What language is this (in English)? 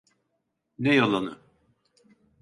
Turkish